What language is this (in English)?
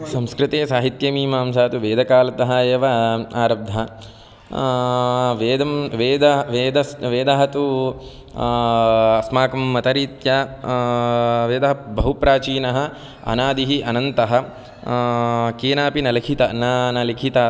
Sanskrit